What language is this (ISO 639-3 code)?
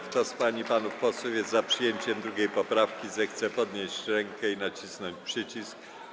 pol